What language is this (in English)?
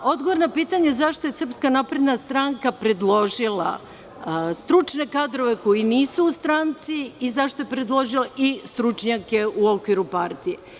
Serbian